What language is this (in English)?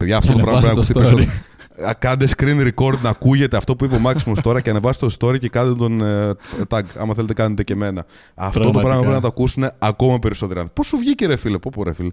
Greek